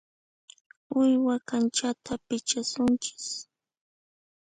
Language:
Puno Quechua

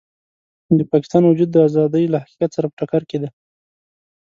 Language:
Pashto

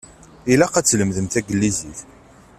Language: Kabyle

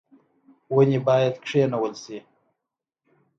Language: Pashto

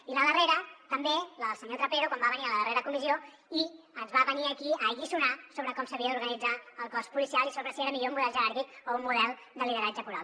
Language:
Catalan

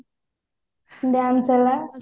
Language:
Odia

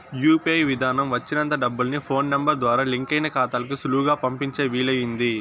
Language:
Telugu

